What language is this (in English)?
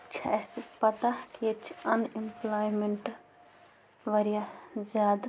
Kashmiri